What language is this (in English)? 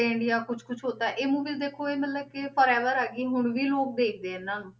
Punjabi